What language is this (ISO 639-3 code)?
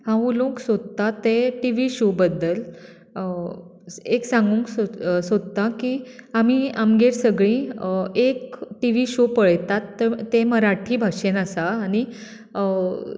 kok